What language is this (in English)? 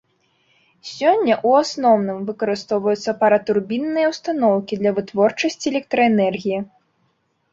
Belarusian